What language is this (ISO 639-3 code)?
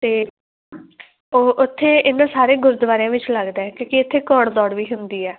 pan